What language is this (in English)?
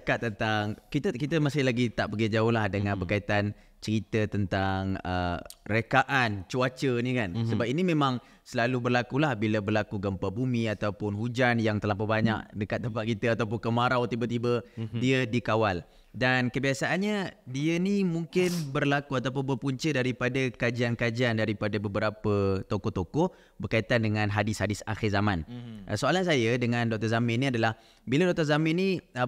Malay